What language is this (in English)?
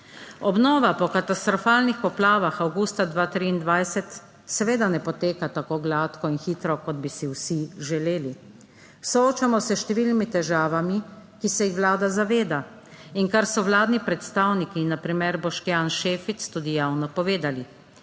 Slovenian